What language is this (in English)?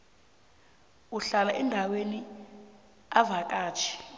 South Ndebele